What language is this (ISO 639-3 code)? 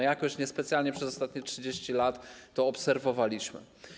pol